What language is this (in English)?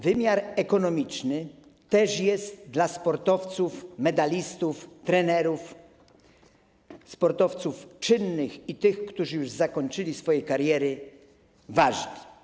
Polish